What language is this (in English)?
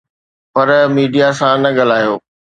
Sindhi